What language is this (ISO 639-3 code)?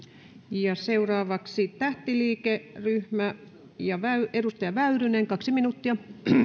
fin